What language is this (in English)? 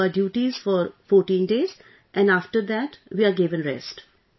English